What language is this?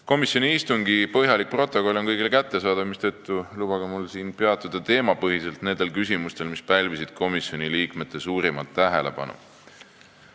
Estonian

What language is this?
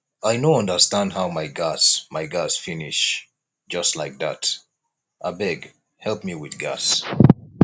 Nigerian Pidgin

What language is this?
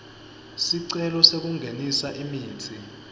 Swati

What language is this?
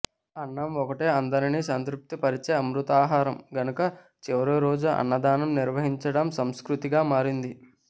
Telugu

